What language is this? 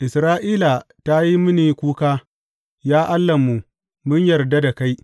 Hausa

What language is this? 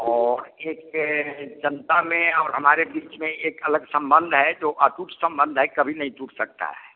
Hindi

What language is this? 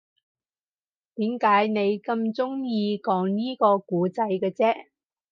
Cantonese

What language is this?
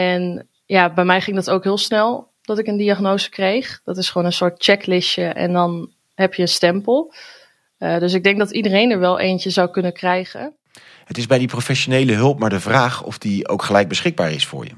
Dutch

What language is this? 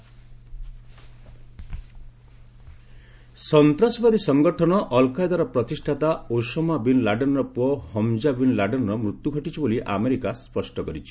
Odia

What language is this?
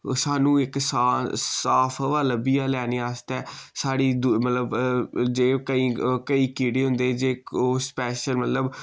Dogri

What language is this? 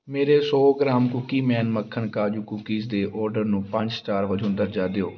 Punjabi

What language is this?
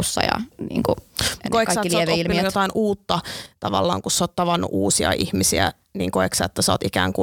Finnish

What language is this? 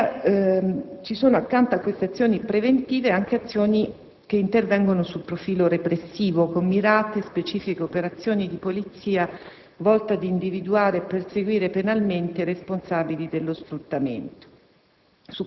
Italian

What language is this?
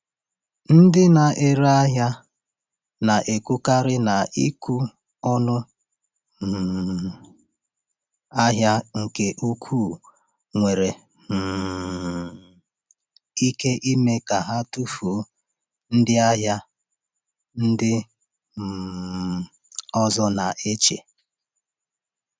Igbo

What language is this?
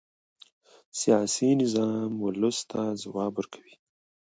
Pashto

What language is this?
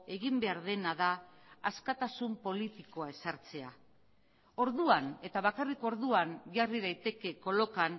Basque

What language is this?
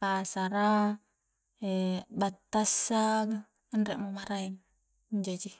Coastal Konjo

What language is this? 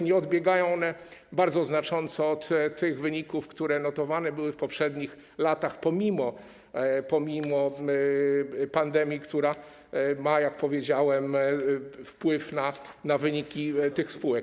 Polish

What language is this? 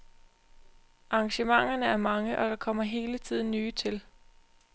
Danish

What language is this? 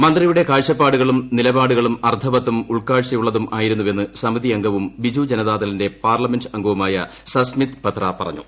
Malayalam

